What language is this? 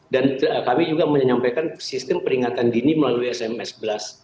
Indonesian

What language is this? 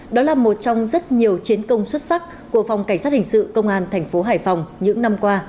Vietnamese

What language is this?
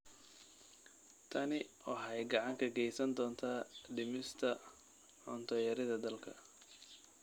Somali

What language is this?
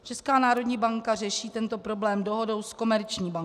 Czech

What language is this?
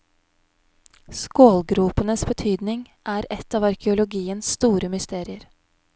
Norwegian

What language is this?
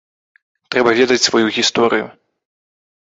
Belarusian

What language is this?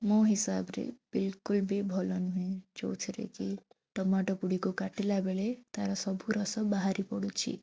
Odia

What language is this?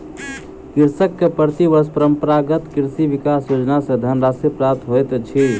Maithili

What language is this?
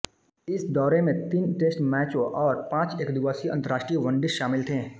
Hindi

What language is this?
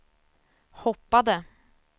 Swedish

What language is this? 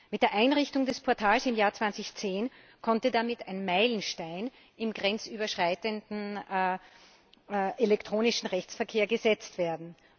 German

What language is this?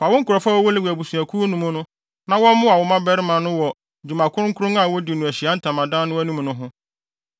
Akan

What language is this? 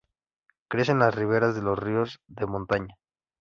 Spanish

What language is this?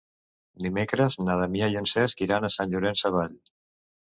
Catalan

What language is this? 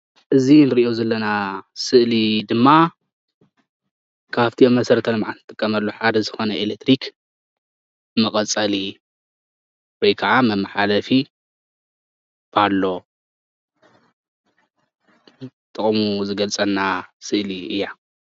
Tigrinya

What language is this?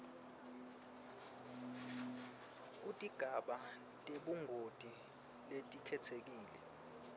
Swati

